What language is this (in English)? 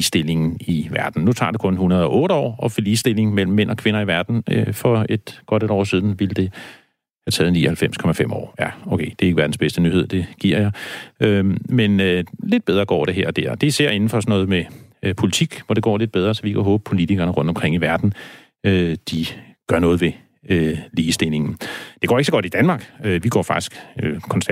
Danish